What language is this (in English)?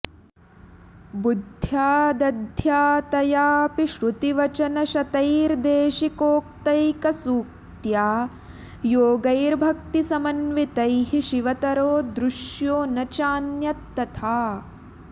Sanskrit